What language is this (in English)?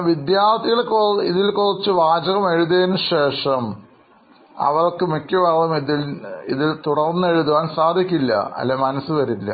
Malayalam